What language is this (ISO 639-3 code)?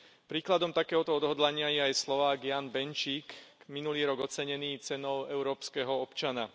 slk